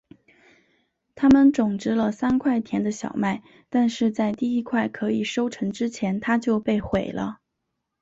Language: Chinese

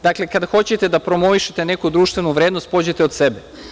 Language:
Serbian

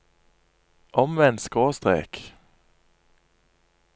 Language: Norwegian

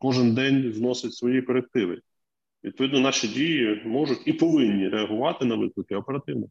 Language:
Ukrainian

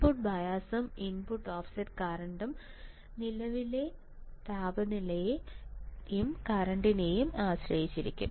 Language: Malayalam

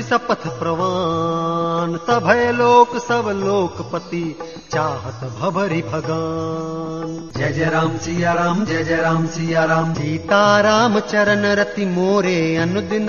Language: Hindi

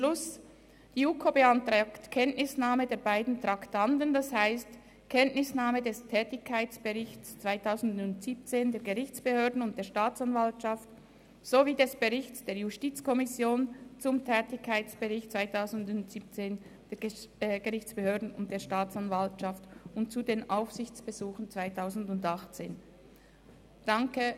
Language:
Swiss German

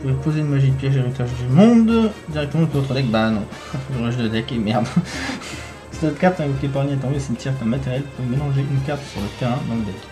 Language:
French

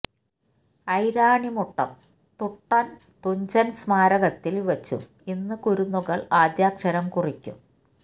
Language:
Malayalam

